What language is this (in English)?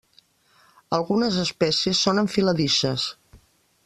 Catalan